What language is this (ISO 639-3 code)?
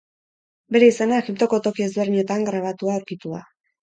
eus